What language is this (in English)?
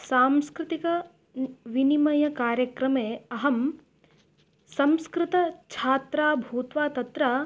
Sanskrit